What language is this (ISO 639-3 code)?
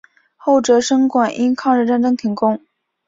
zho